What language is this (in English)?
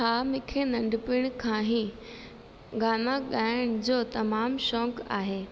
Sindhi